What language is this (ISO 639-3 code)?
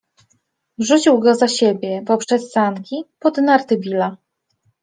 pol